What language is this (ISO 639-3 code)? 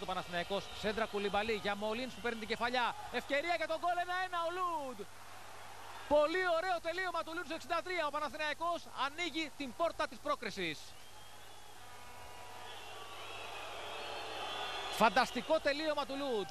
ell